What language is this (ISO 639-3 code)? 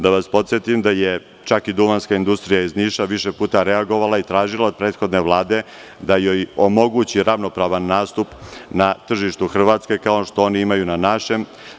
srp